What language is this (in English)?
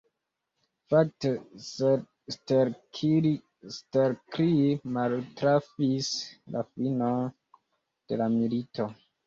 Esperanto